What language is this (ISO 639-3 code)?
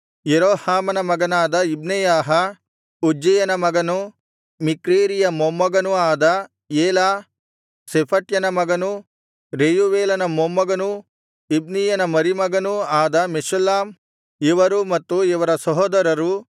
kan